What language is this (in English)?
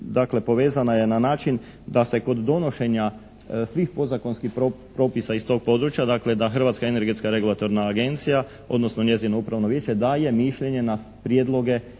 Croatian